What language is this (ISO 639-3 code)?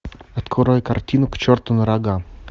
rus